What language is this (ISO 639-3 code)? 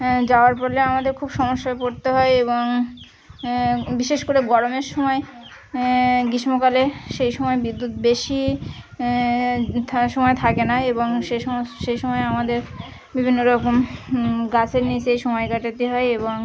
ben